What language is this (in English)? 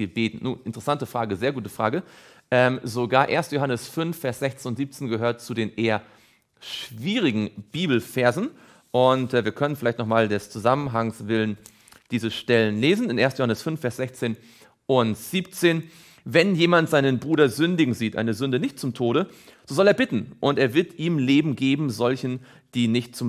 German